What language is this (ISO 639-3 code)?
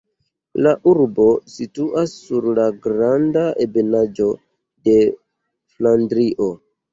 epo